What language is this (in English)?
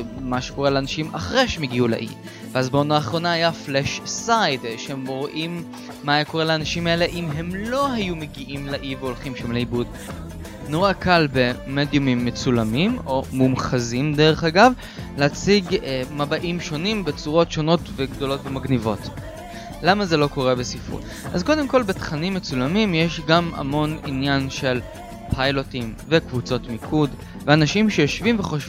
Hebrew